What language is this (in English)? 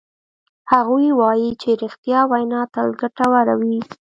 Pashto